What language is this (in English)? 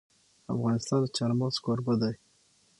Pashto